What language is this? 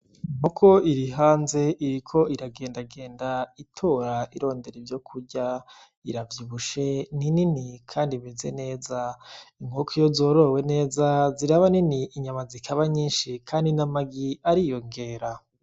Rundi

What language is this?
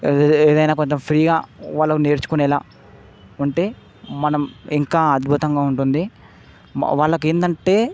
Telugu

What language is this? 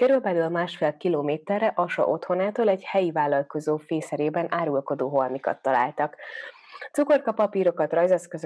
Hungarian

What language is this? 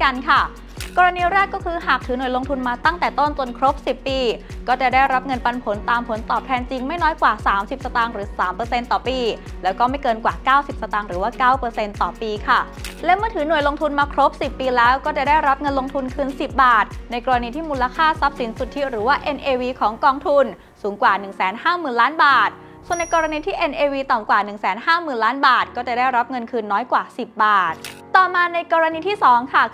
Thai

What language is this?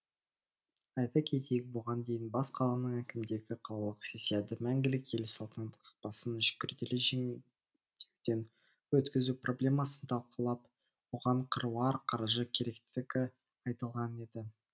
Kazakh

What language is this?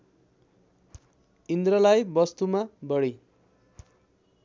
Nepali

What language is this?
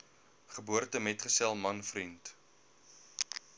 Afrikaans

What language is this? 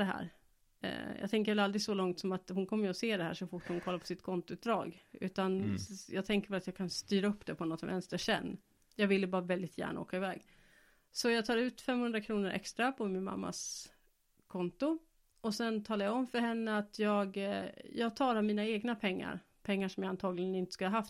Swedish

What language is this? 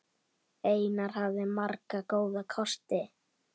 Icelandic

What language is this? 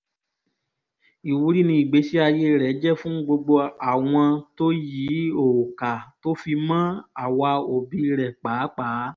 Yoruba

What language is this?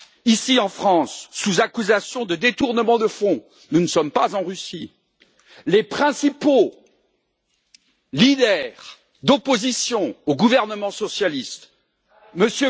French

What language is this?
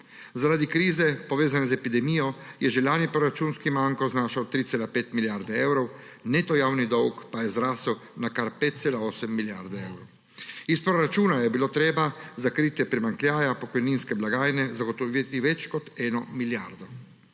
Slovenian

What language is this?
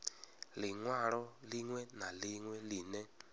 Venda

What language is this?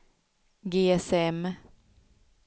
Swedish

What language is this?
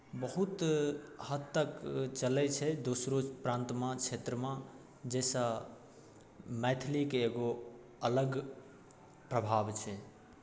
Maithili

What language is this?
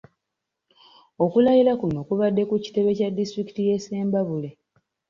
Ganda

